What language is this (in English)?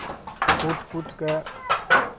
Maithili